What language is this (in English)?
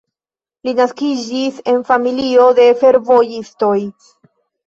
Esperanto